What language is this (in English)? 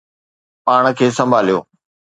Sindhi